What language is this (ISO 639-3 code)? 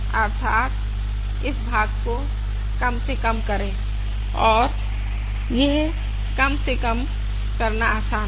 hin